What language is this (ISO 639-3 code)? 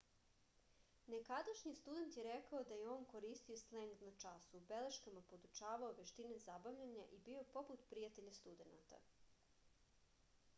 srp